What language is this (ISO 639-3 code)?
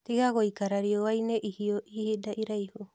kik